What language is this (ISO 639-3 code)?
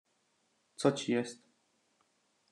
pol